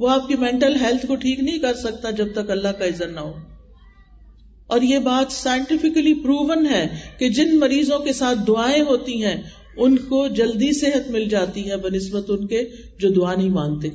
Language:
Urdu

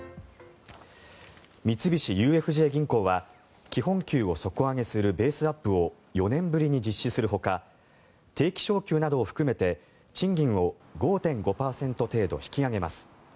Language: Japanese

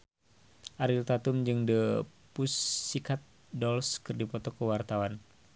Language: Sundanese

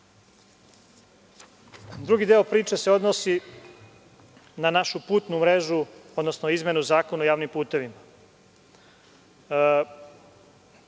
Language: Serbian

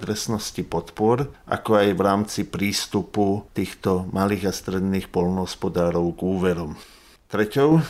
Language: Slovak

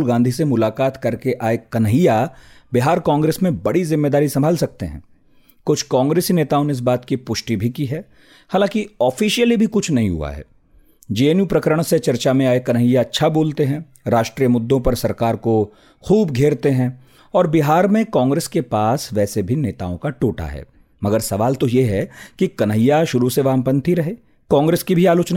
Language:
Hindi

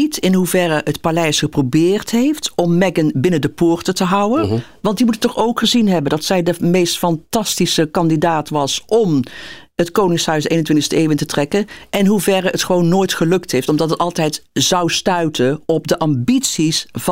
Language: Dutch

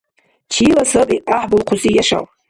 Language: Dargwa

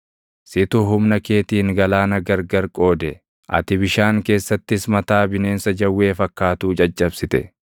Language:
Oromo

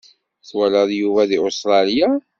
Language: Kabyle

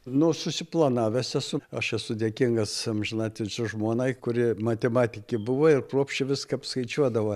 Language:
Lithuanian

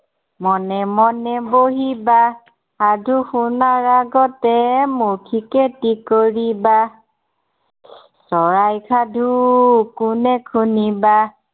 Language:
Assamese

